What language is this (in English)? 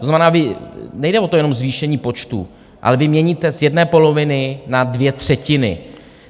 Czech